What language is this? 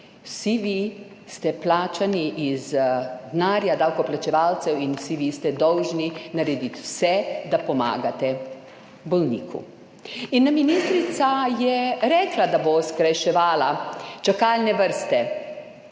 Slovenian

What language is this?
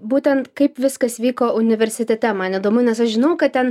Lithuanian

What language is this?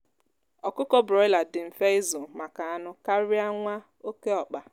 Igbo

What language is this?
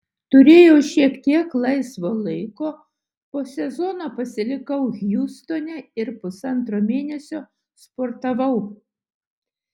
Lithuanian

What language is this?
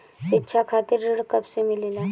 Bhojpuri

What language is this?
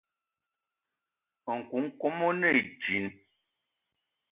Eton (Cameroon)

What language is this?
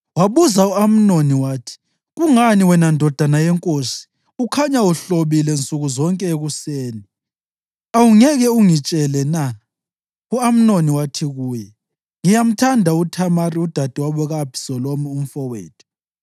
North Ndebele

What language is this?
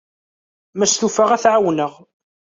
Kabyle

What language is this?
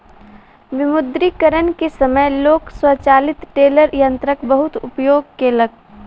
Maithili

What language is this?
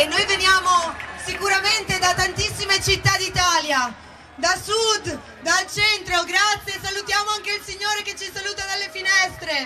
Italian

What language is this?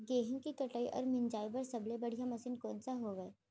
Chhattisgarhi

